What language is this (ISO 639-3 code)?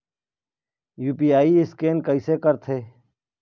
hne